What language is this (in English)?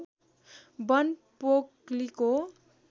Nepali